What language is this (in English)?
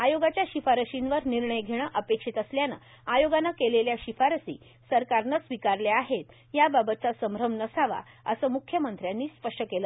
Marathi